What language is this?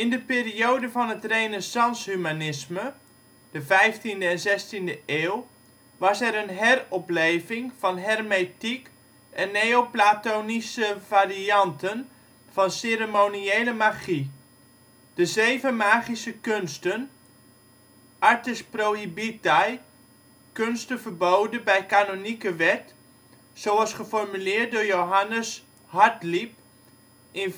Dutch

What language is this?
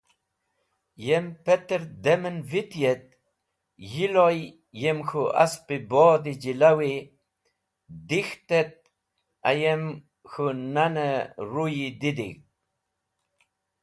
Wakhi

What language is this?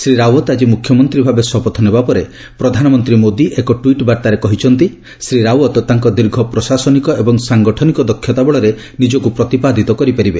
Odia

